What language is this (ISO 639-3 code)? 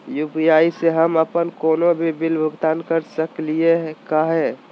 mag